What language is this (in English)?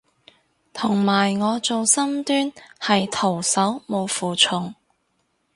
Cantonese